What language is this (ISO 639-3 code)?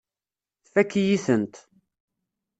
kab